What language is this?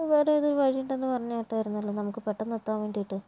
Malayalam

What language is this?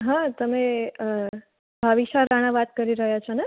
Gujarati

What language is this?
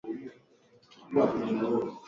Swahili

